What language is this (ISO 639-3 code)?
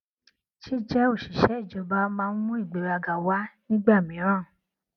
yor